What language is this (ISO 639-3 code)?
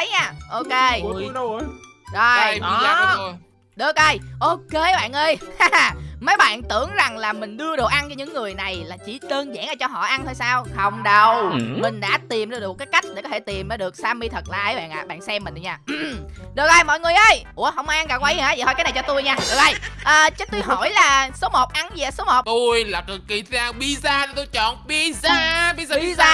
vie